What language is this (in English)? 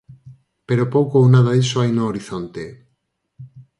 Galician